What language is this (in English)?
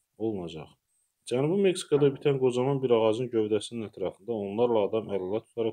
Turkish